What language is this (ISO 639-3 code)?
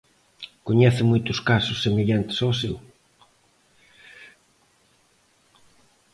glg